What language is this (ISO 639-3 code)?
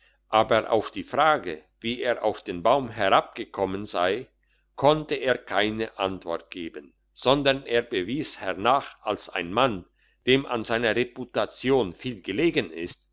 deu